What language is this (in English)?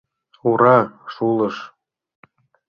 Mari